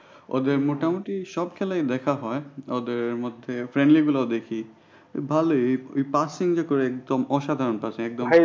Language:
Bangla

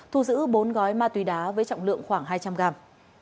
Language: Vietnamese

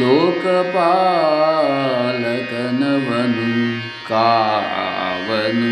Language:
Kannada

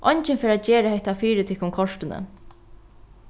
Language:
Faroese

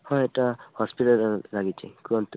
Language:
Odia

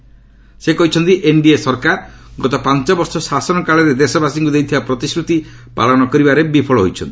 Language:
Odia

